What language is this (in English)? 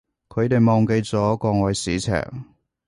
Cantonese